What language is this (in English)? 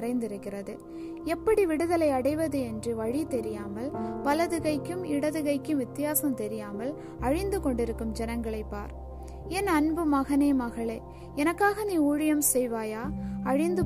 Tamil